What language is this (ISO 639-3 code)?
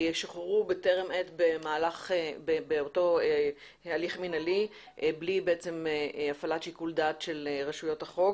heb